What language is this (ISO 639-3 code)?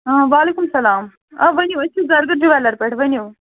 kas